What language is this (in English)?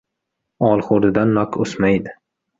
Uzbek